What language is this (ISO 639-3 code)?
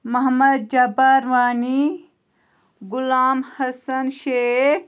kas